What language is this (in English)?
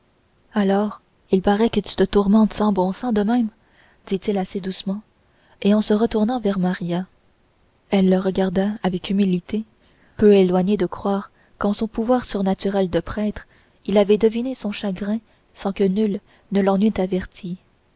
French